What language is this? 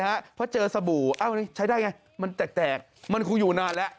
Thai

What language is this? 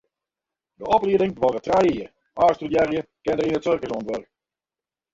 Western Frisian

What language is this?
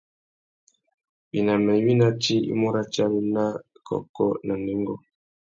Tuki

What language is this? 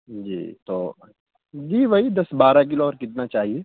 Urdu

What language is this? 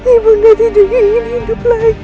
Indonesian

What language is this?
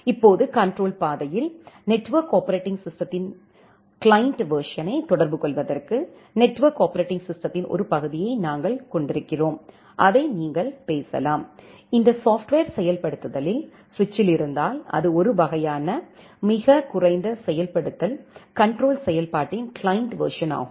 Tamil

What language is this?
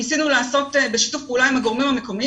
Hebrew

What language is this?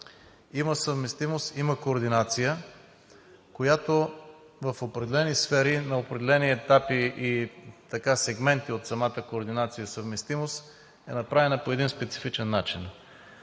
Bulgarian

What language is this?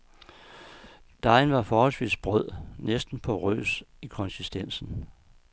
Danish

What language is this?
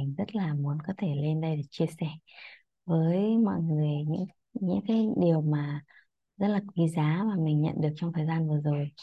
Vietnamese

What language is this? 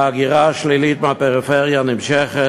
Hebrew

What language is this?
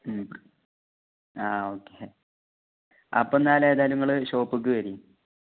Malayalam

